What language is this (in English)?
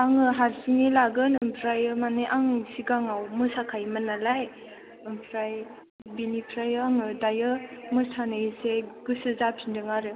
Bodo